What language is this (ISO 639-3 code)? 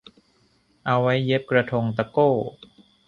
tha